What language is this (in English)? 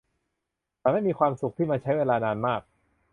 Thai